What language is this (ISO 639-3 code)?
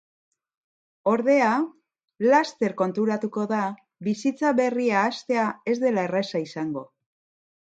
eus